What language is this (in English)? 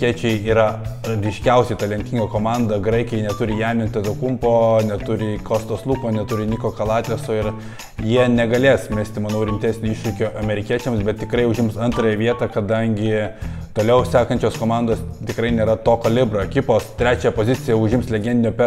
Lithuanian